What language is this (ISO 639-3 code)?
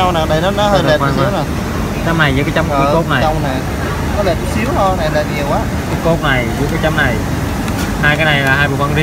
vie